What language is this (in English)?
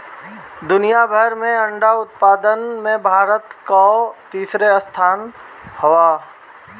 Bhojpuri